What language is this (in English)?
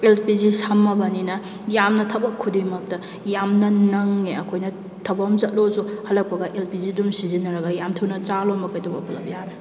Manipuri